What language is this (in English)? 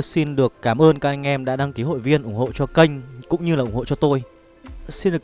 Vietnamese